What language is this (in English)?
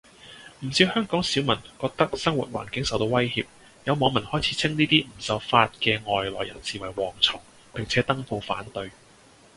Cantonese